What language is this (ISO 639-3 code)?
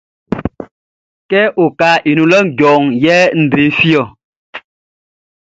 bci